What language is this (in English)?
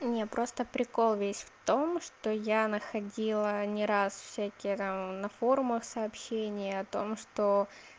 Russian